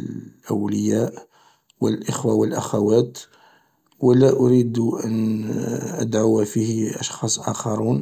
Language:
Algerian Arabic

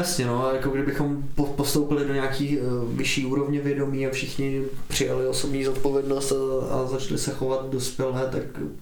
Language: Czech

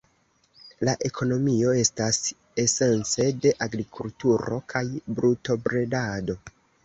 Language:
Esperanto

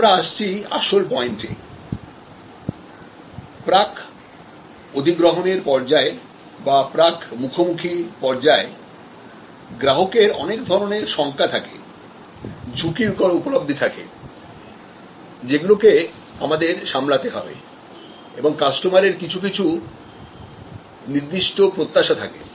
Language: Bangla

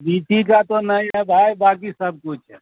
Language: Urdu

